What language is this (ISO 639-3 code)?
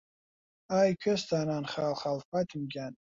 ckb